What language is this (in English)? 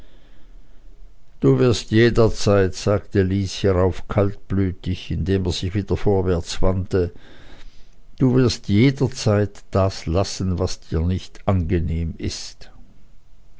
German